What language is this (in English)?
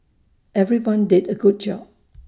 English